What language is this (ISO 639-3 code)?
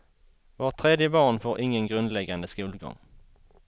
swe